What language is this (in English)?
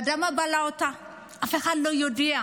Hebrew